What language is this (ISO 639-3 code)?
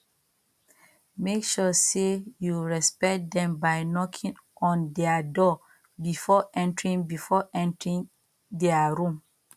pcm